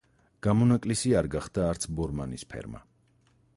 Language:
Georgian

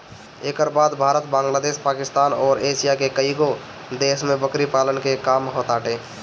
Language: Bhojpuri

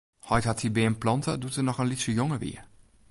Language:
Western Frisian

